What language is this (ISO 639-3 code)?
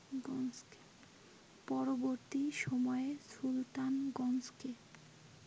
ben